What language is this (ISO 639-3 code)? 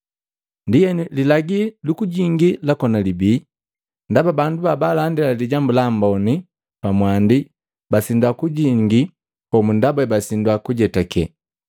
mgv